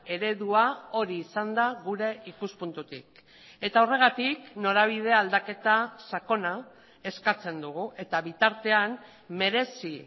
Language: Basque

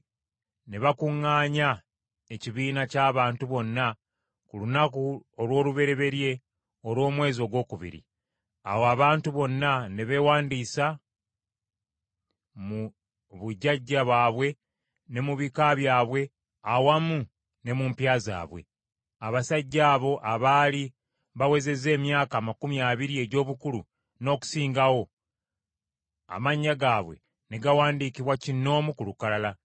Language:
Ganda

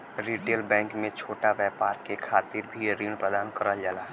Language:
Bhojpuri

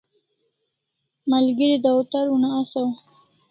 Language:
Kalasha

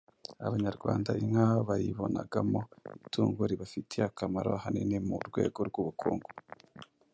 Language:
Kinyarwanda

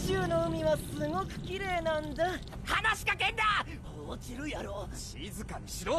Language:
Japanese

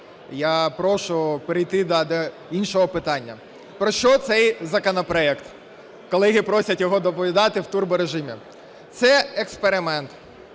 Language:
Ukrainian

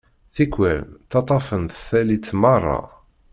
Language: Kabyle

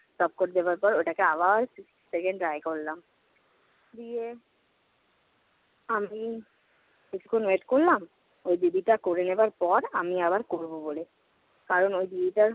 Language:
Bangla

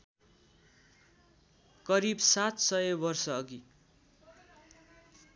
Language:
Nepali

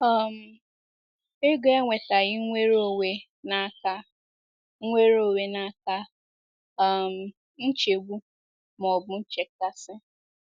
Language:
Igbo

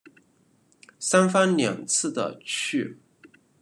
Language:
Chinese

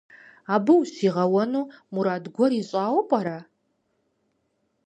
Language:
Kabardian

